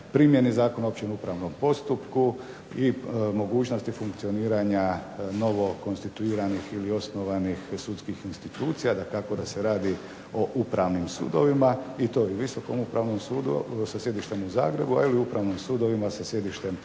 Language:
Croatian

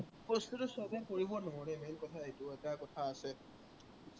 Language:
Assamese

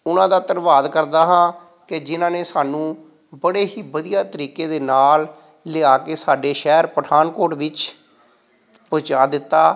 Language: Punjabi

